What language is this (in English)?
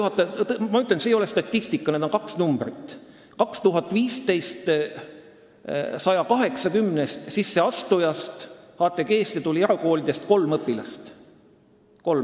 Estonian